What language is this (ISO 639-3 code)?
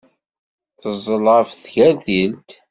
kab